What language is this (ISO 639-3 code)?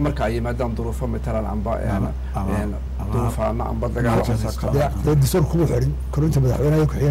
ara